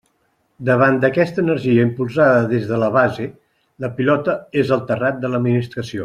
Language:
Catalan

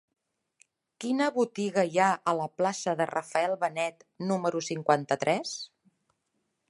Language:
Catalan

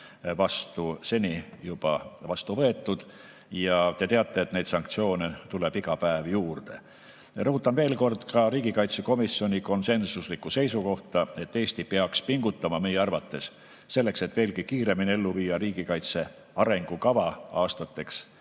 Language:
Estonian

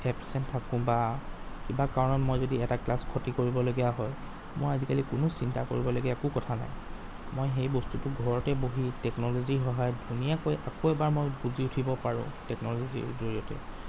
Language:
Assamese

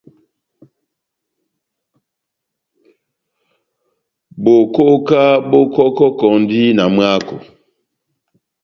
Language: Batanga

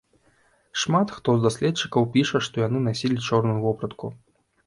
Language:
Belarusian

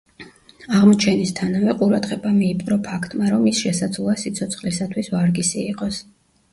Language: Georgian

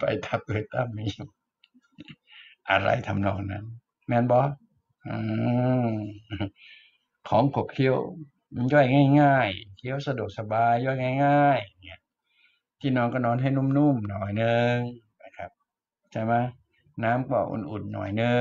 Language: Thai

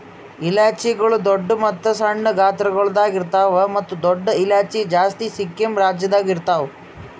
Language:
Kannada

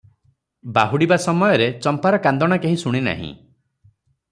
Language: Odia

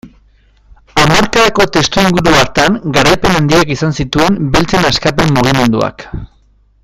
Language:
Basque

